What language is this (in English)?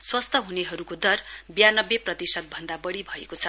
Nepali